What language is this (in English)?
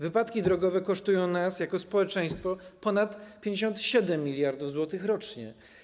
Polish